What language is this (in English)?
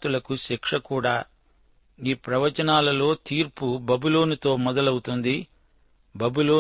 Telugu